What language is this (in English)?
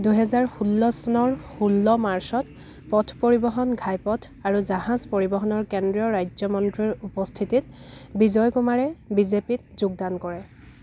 Assamese